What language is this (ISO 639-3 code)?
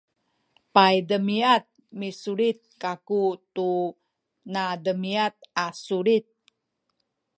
szy